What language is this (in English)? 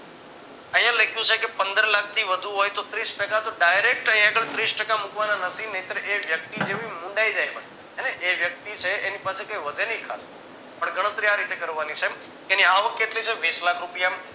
Gujarati